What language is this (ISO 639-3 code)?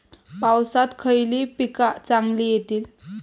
mar